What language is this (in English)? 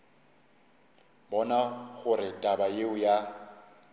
Northern Sotho